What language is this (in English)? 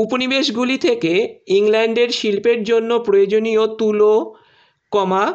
Bangla